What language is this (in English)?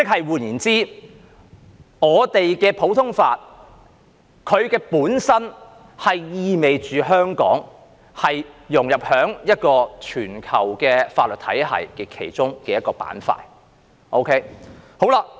Cantonese